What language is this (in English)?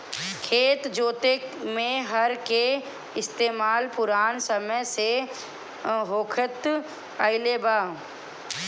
Bhojpuri